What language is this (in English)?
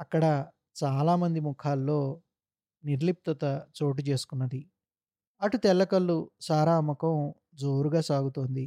Telugu